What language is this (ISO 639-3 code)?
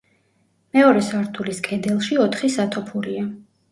kat